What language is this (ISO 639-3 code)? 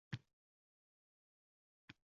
uzb